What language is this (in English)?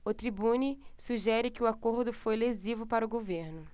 Portuguese